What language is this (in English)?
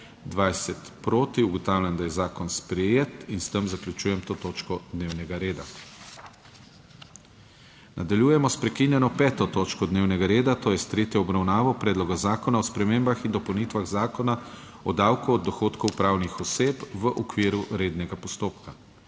Slovenian